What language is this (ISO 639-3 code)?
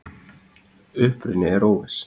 isl